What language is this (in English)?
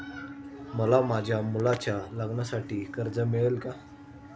Marathi